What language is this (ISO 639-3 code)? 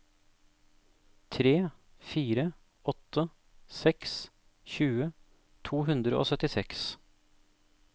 nor